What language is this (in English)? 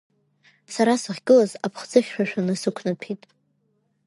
Abkhazian